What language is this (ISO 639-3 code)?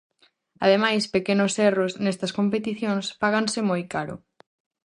glg